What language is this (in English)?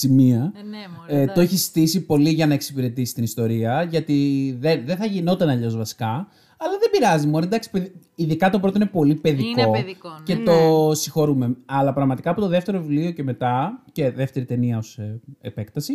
Greek